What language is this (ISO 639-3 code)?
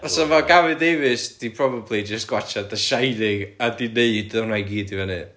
cym